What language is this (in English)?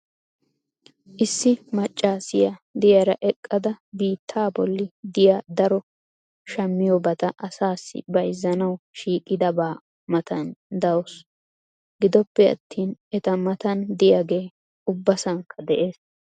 Wolaytta